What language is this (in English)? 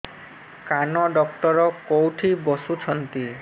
Odia